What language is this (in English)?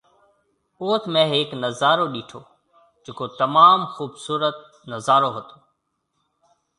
Marwari (Pakistan)